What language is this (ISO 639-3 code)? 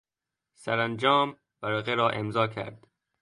fas